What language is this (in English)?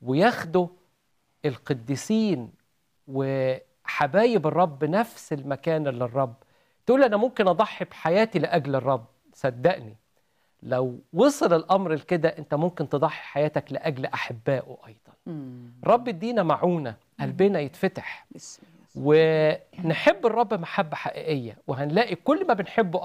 Arabic